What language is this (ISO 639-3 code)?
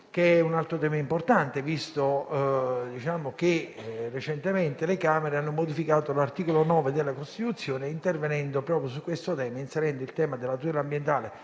ita